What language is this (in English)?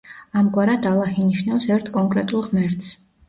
Georgian